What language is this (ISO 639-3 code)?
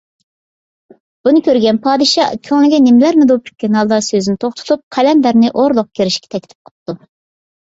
uig